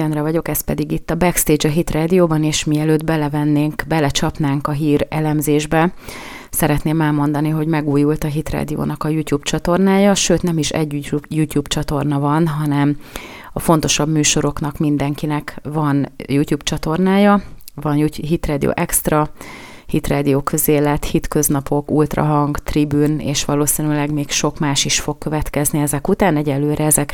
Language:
Hungarian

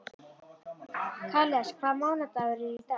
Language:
Icelandic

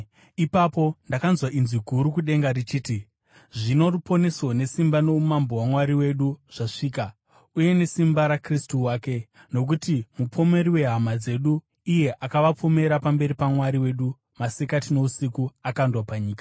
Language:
Shona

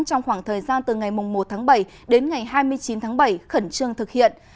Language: Vietnamese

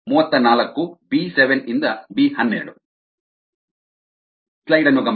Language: Kannada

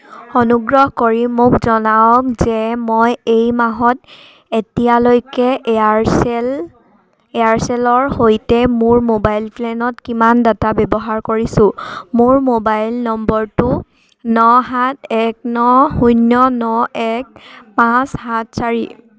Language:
Assamese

